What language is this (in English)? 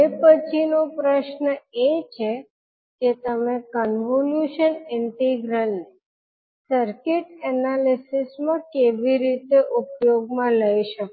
Gujarati